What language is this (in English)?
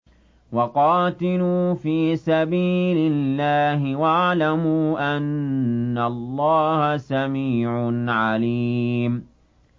Arabic